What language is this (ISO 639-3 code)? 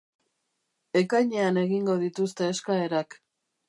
eus